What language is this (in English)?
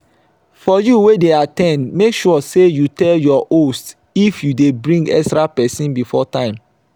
Nigerian Pidgin